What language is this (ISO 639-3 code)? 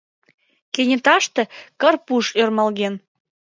chm